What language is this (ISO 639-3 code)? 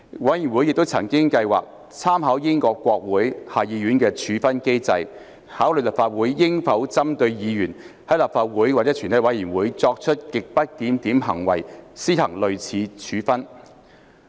yue